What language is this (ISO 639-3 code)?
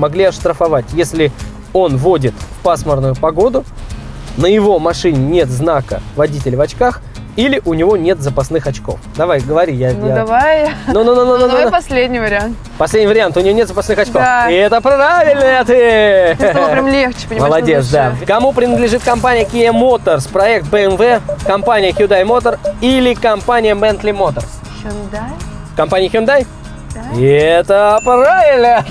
rus